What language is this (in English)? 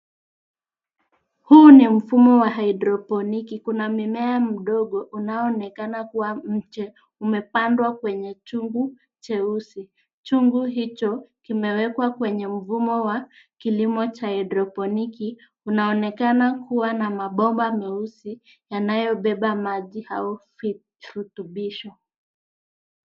Swahili